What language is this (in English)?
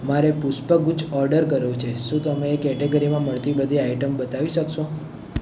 Gujarati